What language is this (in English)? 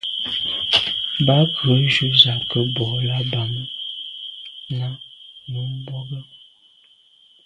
Medumba